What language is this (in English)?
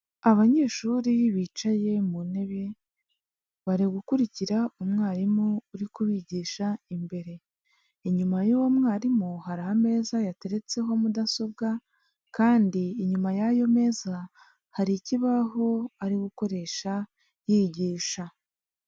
Kinyarwanda